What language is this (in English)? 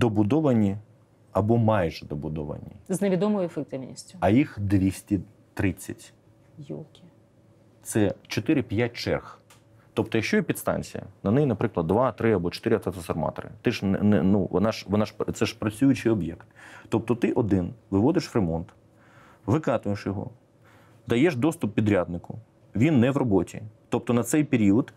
Ukrainian